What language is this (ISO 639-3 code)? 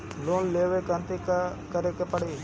bho